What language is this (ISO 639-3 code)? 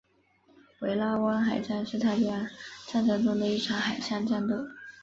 zho